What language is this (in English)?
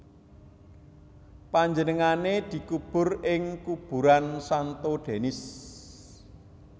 Javanese